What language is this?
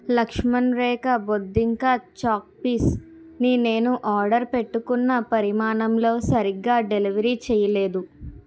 Telugu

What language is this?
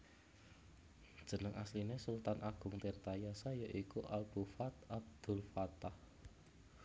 Javanese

